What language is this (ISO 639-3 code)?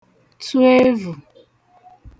ibo